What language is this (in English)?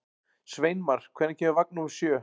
Icelandic